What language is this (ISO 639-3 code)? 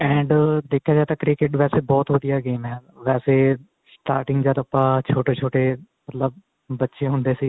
pan